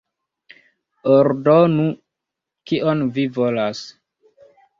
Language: Esperanto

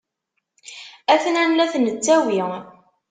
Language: Kabyle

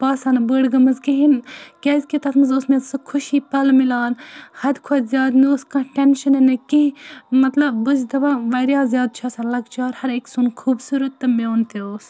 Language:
Kashmiri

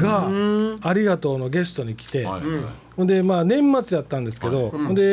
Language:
Japanese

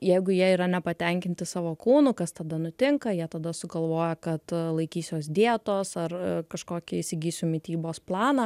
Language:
Lithuanian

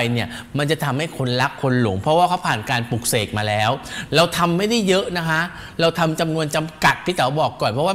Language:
Thai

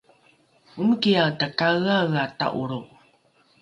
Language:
Rukai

